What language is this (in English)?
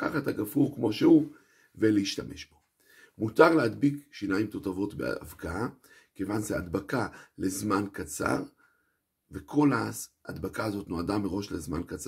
Hebrew